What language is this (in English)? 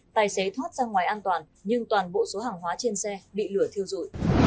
Vietnamese